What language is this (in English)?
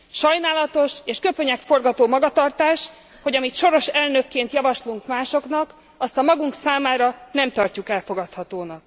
Hungarian